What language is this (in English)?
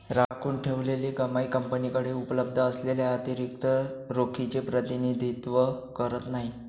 Marathi